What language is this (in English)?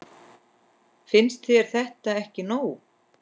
Icelandic